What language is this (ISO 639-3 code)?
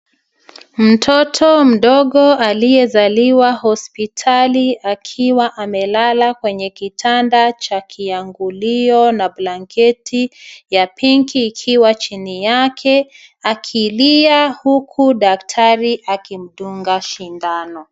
swa